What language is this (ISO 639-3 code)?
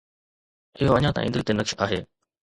snd